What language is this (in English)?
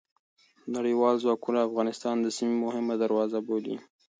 Pashto